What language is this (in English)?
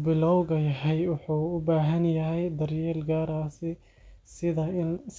Somali